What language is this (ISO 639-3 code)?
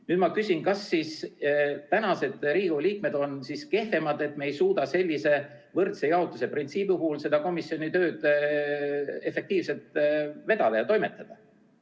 est